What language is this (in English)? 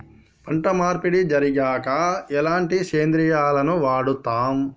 Telugu